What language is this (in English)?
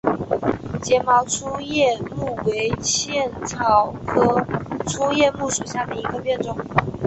Chinese